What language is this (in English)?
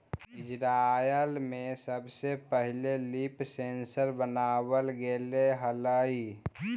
Magahi